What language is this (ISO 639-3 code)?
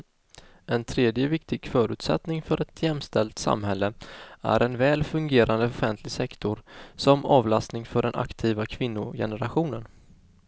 swe